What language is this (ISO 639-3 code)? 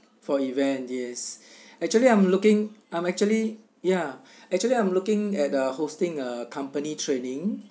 eng